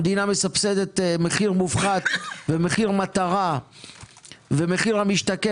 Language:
Hebrew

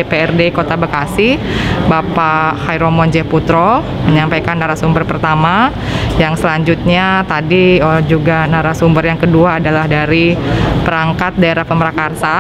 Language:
Indonesian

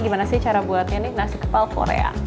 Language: Indonesian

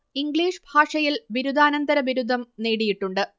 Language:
Malayalam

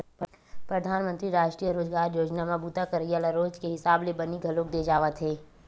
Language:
Chhattisgarhi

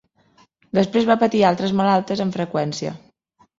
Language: Catalan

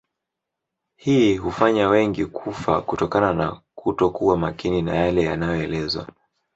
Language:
Swahili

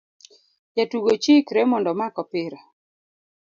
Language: Luo (Kenya and Tanzania)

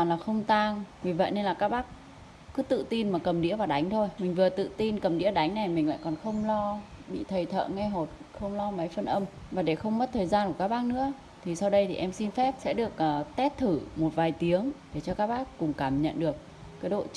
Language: Vietnamese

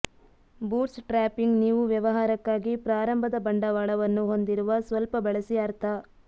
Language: Kannada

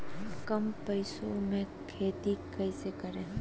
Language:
Magahi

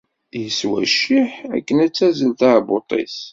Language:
Kabyle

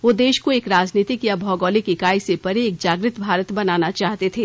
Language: Hindi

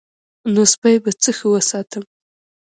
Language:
Pashto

